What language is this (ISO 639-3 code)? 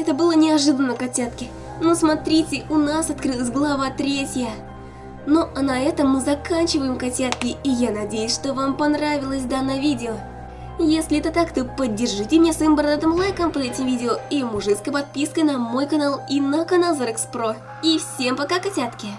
rus